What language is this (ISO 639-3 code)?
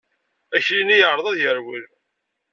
kab